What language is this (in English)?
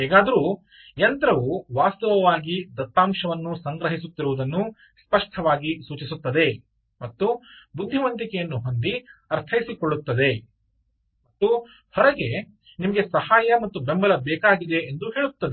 Kannada